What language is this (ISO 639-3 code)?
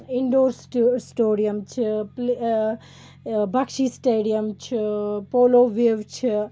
kas